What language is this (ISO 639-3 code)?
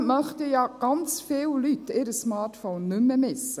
gsw